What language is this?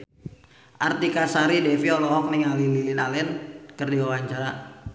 Sundanese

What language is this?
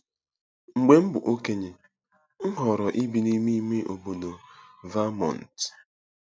Igbo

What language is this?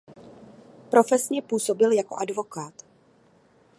Czech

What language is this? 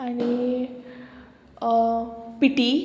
Konkani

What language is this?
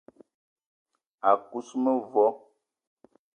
Eton (Cameroon)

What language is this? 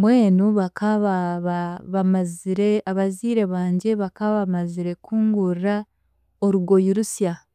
Chiga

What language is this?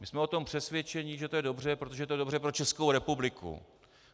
Czech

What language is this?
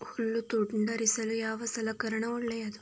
Kannada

